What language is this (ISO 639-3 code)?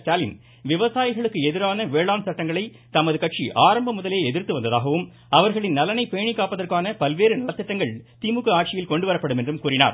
tam